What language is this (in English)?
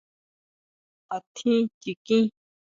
Huautla Mazatec